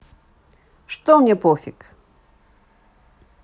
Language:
Russian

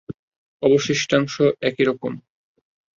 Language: Bangla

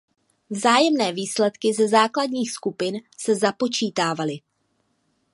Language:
Czech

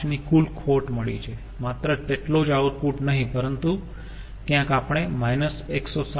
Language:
Gujarati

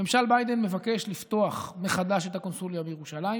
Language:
Hebrew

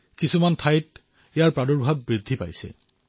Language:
Assamese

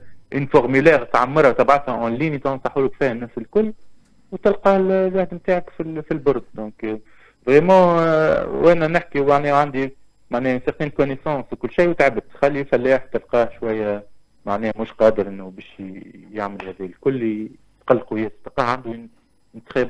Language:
Arabic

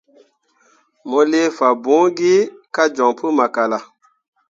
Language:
Mundang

